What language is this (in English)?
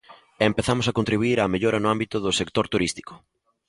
Galician